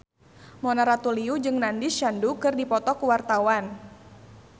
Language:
Sundanese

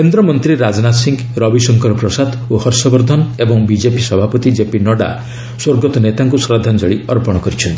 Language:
Odia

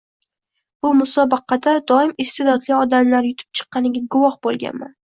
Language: Uzbek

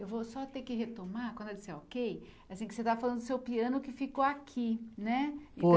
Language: Portuguese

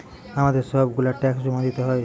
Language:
Bangla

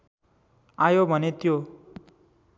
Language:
Nepali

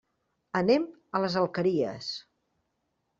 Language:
Catalan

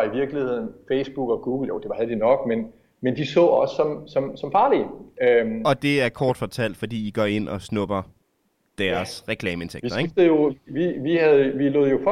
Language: Danish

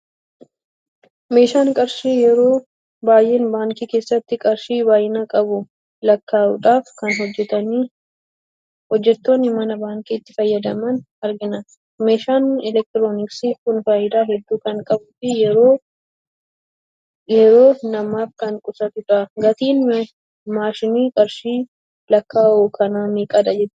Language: Oromo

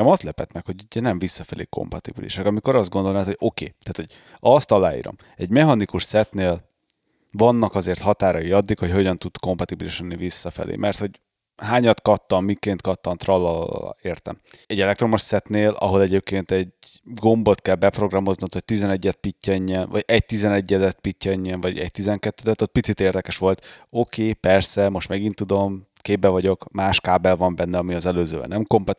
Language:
Hungarian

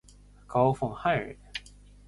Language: Chinese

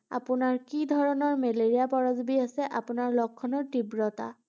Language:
Assamese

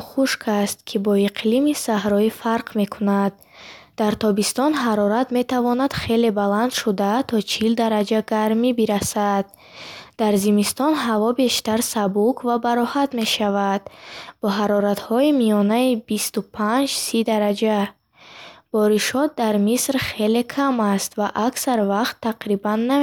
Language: Bukharic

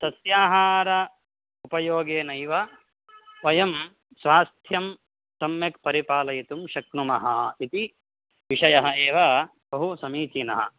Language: Sanskrit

